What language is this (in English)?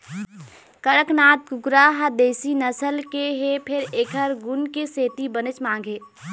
Chhattisgarhi